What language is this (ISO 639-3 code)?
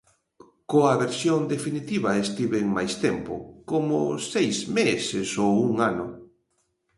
glg